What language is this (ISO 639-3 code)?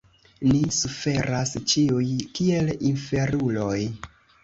epo